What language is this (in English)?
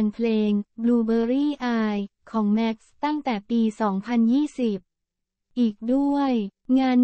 Thai